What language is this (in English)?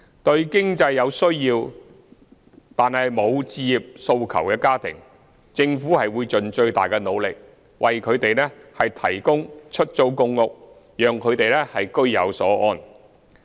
Cantonese